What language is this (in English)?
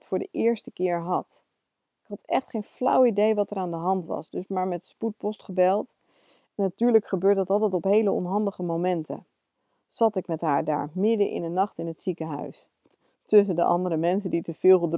Dutch